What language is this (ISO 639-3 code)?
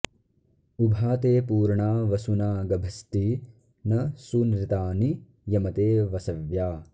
san